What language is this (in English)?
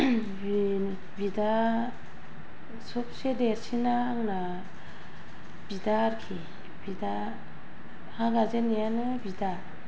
Bodo